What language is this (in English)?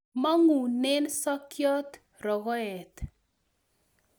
Kalenjin